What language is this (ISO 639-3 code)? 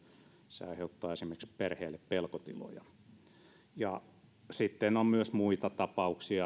fin